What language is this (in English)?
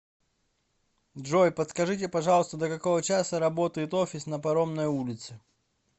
Russian